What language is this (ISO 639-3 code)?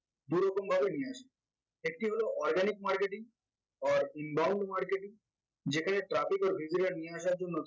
ben